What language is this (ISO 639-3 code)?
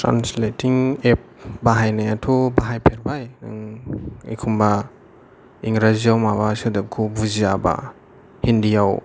brx